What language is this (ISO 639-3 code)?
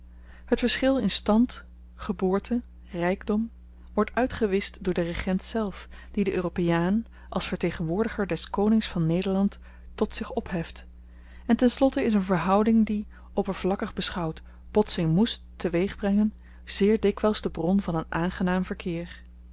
nld